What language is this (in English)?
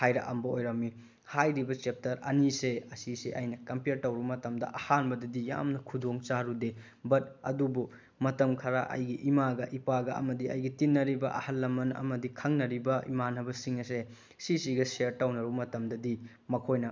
Manipuri